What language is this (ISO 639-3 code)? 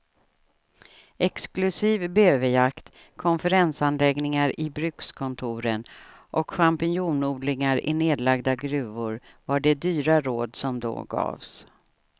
swe